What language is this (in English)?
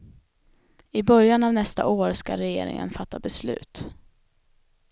Swedish